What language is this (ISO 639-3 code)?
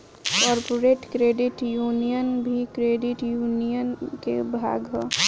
bho